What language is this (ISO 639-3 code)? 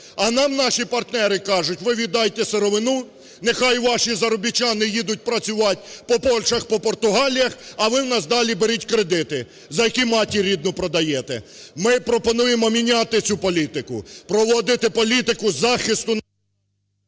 ukr